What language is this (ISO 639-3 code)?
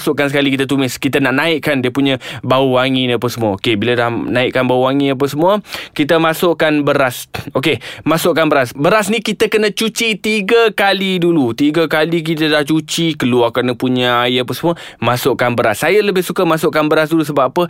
msa